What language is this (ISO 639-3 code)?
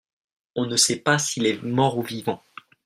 fra